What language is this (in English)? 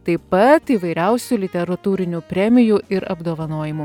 Lithuanian